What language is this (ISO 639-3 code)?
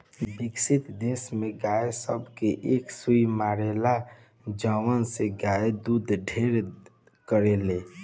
bho